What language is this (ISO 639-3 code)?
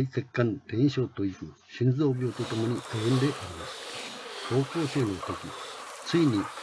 jpn